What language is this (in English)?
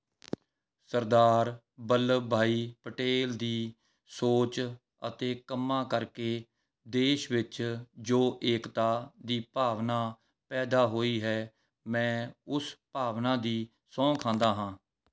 Punjabi